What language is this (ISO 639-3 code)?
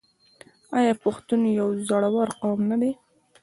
pus